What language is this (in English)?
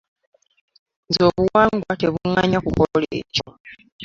Ganda